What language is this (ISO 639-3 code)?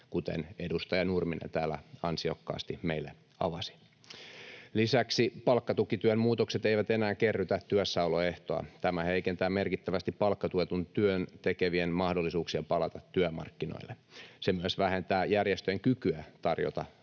fin